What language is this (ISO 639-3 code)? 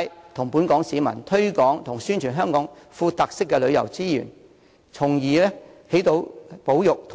yue